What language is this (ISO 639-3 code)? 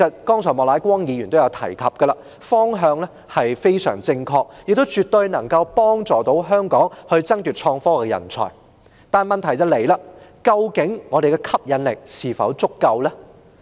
yue